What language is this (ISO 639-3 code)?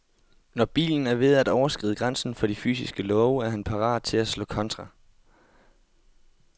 dan